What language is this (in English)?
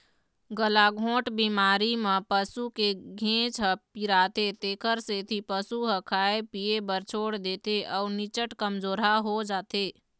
Chhattisgarhi